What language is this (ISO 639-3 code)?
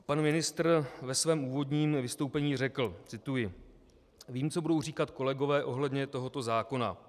ces